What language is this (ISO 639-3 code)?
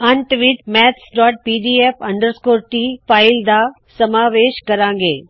pan